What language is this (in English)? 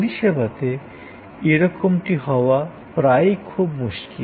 Bangla